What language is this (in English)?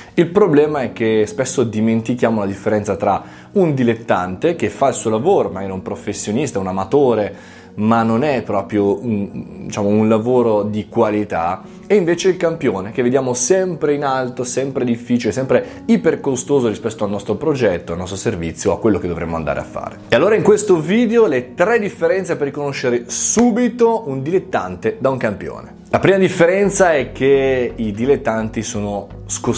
Italian